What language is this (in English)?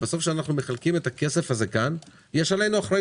Hebrew